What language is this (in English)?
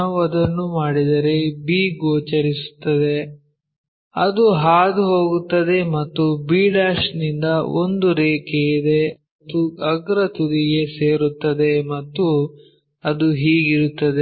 Kannada